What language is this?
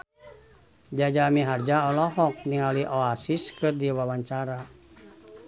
Sundanese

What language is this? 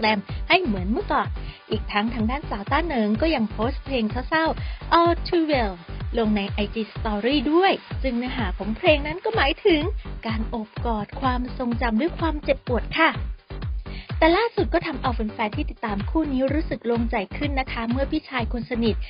Thai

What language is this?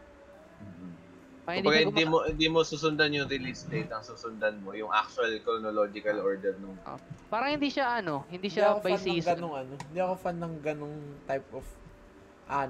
Filipino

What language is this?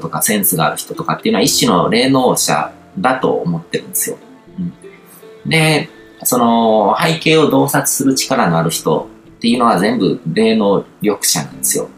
Japanese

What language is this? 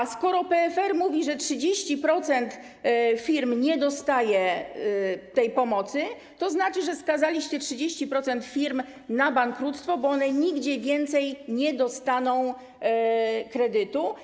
Polish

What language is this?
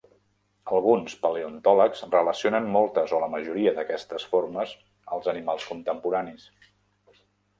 Catalan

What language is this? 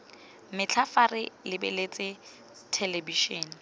Tswana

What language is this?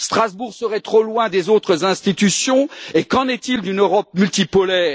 French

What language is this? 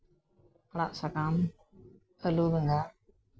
Santali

